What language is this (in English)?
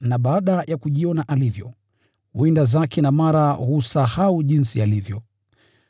Swahili